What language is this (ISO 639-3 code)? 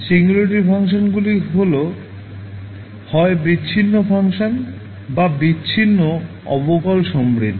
ben